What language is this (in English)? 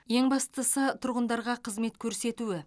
Kazakh